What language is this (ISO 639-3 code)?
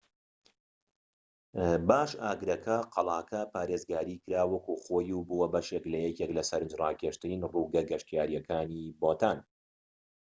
ckb